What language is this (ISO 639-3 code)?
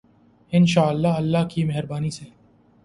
urd